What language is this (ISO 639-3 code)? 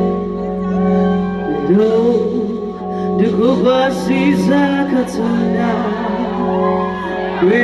eng